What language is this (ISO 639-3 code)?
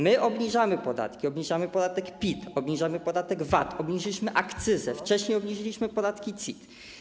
pol